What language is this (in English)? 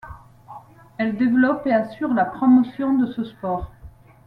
French